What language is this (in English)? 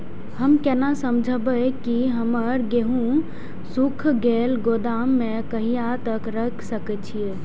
Maithili